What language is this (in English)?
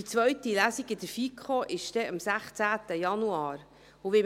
Swiss German